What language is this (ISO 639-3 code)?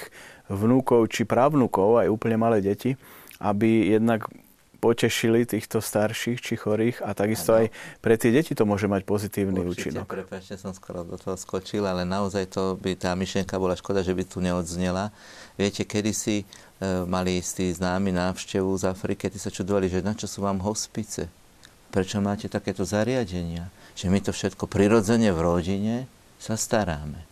slk